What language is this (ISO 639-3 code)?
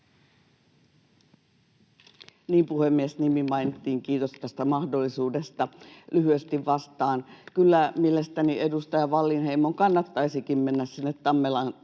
fin